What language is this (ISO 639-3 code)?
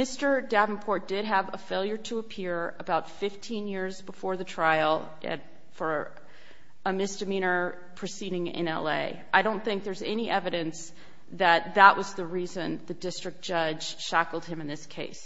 eng